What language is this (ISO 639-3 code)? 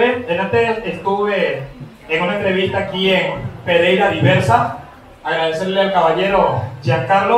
spa